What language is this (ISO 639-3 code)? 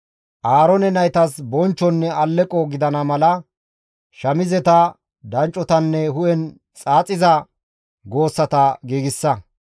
gmv